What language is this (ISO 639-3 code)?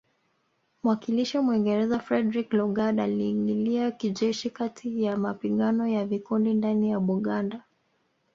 swa